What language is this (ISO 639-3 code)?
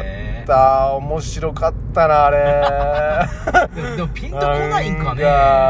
jpn